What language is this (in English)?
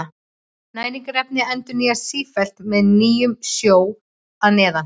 Icelandic